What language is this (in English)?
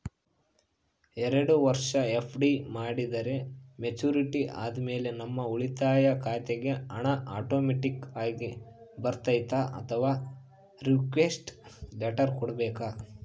Kannada